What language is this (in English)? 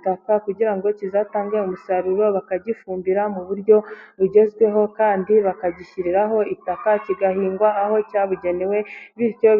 Kinyarwanda